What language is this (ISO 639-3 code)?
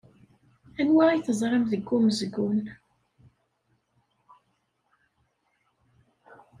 kab